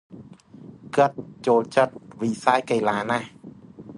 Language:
Khmer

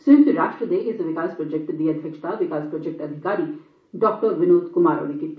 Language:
Dogri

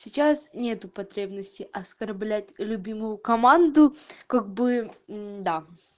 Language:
Russian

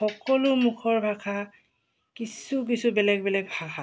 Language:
Assamese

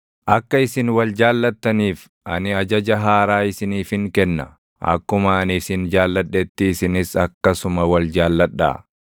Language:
Oromo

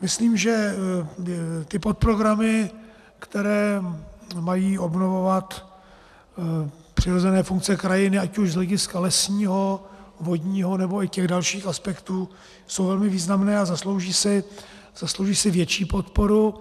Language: Czech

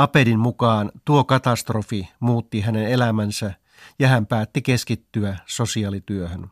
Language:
Finnish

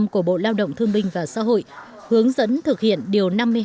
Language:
Vietnamese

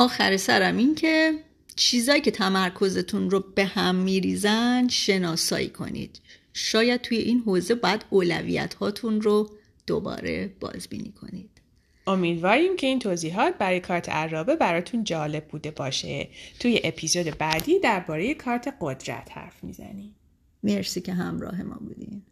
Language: Persian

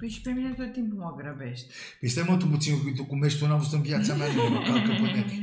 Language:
Romanian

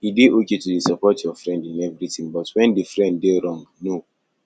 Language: Nigerian Pidgin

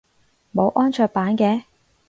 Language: Cantonese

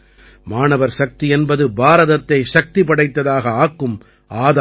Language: Tamil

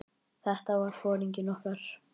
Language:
Icelandic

